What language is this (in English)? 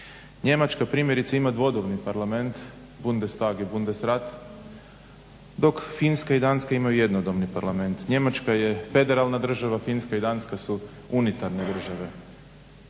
Croatian